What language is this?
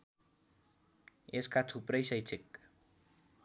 Nepali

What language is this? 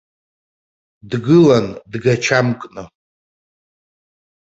Abkhazian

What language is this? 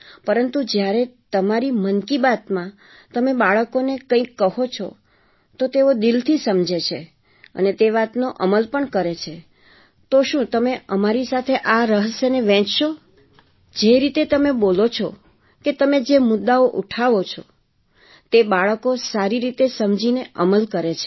Gujarati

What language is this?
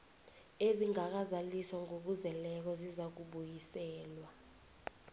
South Ndebele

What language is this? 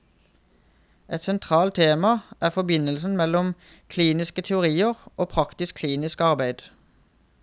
Norwegian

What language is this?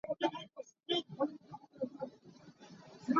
Hakha Chin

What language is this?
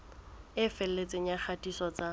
Southern Sotho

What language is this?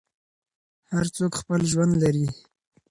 Pashto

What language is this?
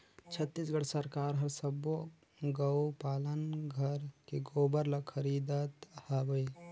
Chhattisgarhi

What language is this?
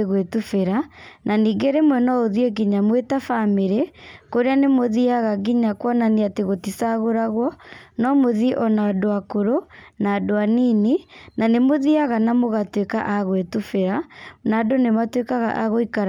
Kikuyu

